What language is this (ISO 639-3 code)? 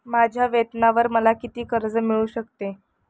mar